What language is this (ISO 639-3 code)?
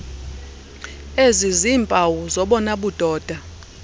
xho